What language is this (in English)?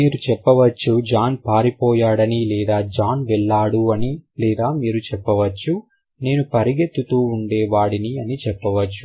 Telugu